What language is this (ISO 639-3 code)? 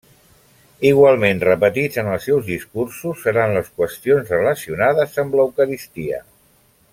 cat